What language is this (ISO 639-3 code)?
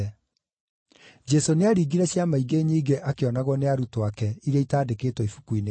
kik